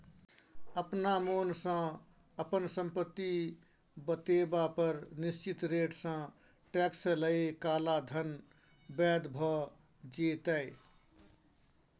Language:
Maithili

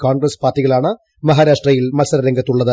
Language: Malayalam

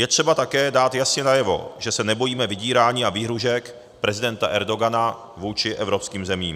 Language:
Czech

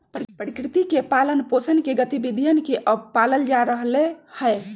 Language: Magahi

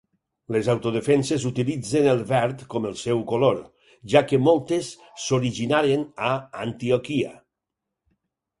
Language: Catalan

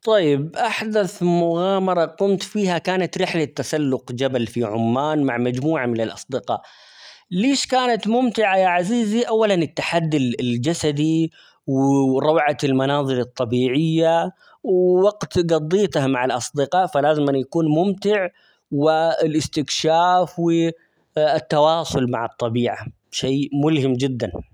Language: Omani Arabic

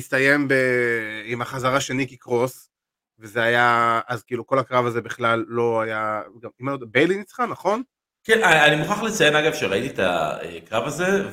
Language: Hebrew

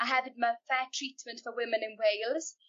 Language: Welsh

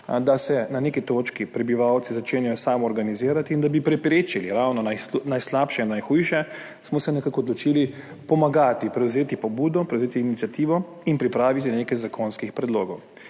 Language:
Slovenian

